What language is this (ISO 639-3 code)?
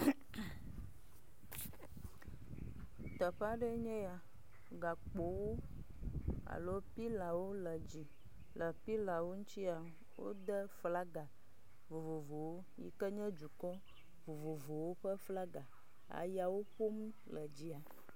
ewe